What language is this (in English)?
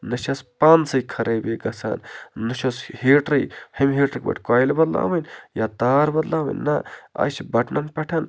Kashmiri